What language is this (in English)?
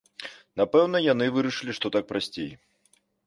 Belarusian